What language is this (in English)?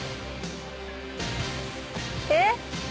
Japanese